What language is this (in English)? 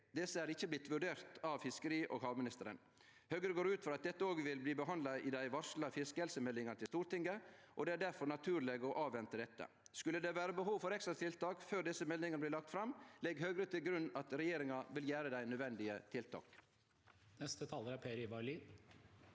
Norwegian